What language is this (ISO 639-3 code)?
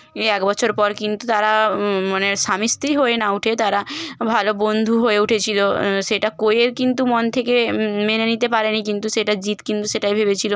ben